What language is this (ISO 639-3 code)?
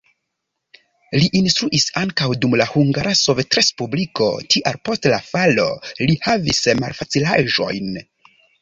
epo